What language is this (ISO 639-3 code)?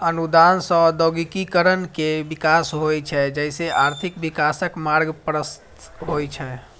mai